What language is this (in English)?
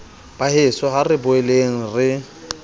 Southern Sotho